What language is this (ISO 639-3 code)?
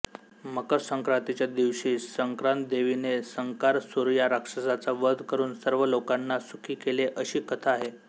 mar